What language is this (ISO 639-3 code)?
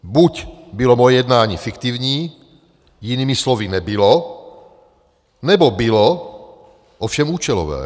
ces